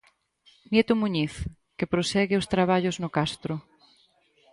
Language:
Galician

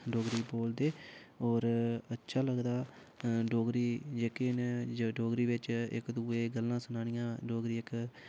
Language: Dogri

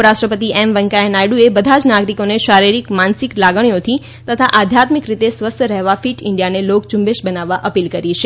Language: Gujarati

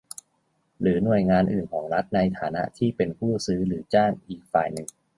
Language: Thai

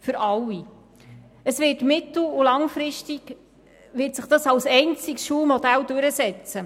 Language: Swiss German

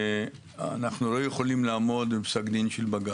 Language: Hebrew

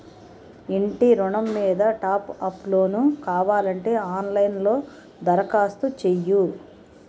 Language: Telugu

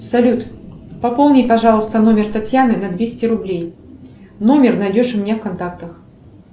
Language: Russian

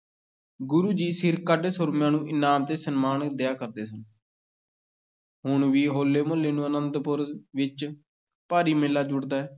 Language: Punjabi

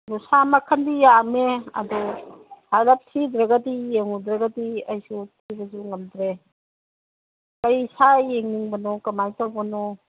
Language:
Manipuri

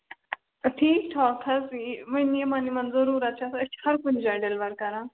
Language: Kashmiri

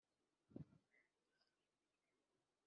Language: Kinyarwanda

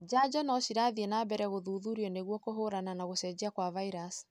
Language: Kikuyu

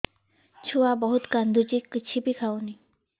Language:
Odia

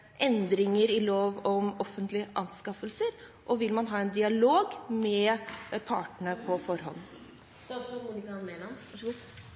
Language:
Norwegian Bokmål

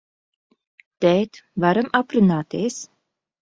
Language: Latvian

